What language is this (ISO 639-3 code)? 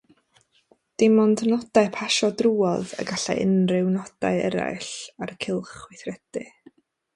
cym